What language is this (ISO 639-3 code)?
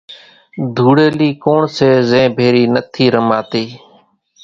gjk